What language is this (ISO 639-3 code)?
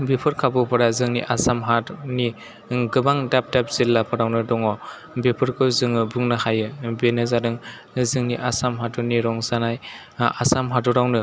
brx